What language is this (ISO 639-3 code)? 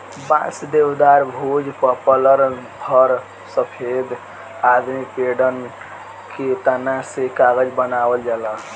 bho